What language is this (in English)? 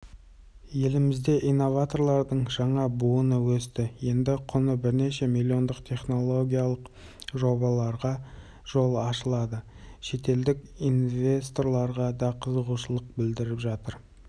Kazakh